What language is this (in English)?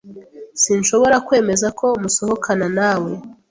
Kinyarwanda